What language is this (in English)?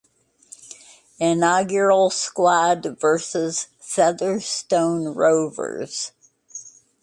English